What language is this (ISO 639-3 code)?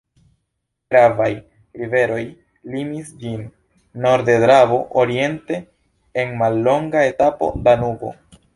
epo